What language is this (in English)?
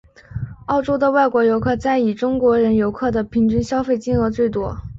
Chinese